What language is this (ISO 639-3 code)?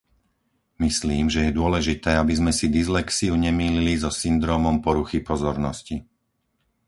slk